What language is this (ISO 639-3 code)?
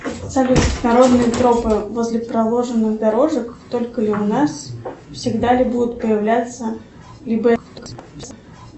rus